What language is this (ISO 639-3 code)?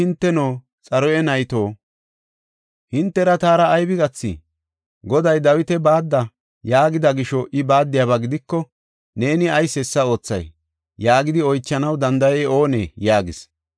gof